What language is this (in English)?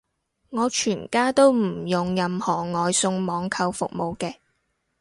Cantonese